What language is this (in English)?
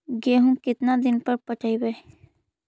Magahi